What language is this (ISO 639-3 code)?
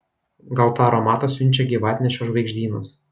lit